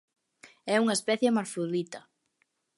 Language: Galician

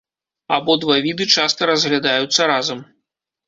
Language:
Belarusian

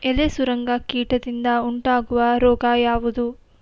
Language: Kannada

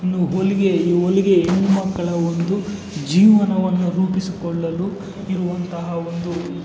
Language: Kannada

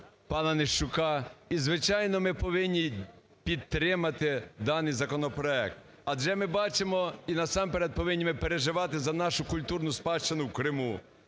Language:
Ukrainian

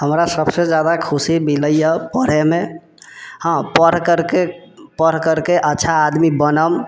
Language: Maithili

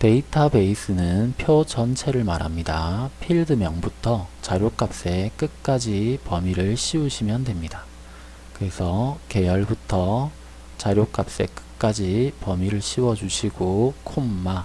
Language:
Korean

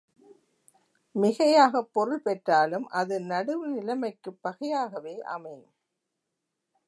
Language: Tamil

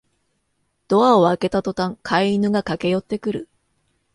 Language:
Japanese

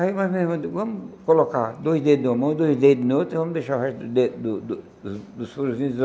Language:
Portuguese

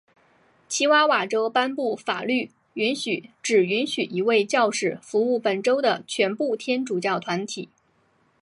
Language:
Chinese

